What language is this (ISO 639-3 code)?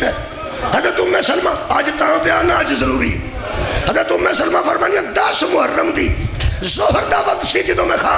pan